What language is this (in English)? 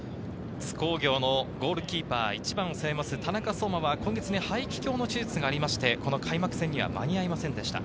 Japanese